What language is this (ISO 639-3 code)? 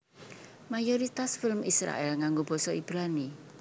jav